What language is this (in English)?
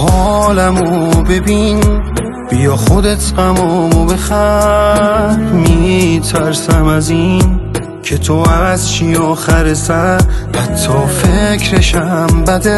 Persian